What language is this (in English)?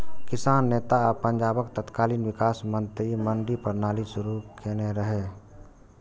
Maithili